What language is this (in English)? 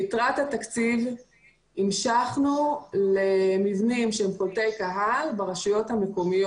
Hebrew